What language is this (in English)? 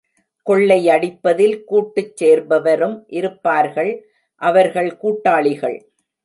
Tamil